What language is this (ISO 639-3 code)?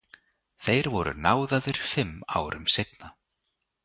isl